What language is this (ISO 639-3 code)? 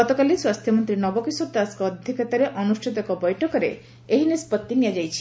ori